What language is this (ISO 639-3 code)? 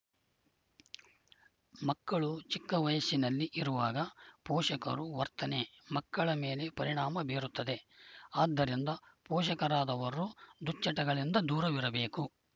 kan